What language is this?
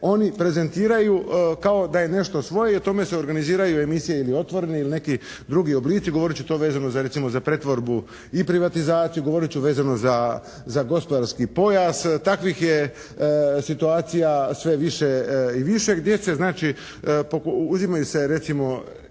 Croatian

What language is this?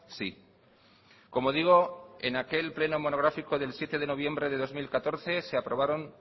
Spanish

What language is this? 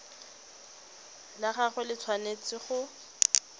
Tswana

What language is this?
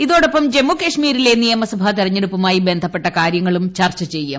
Malayalam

